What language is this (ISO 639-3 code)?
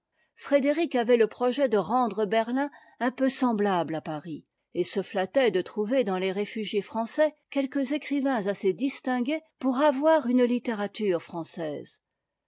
fra